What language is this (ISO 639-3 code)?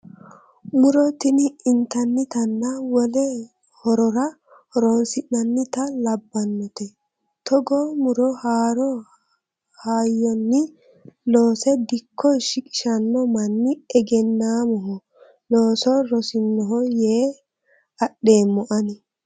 sid